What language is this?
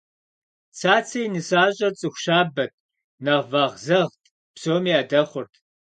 Kabardian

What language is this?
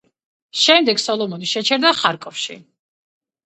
Georgian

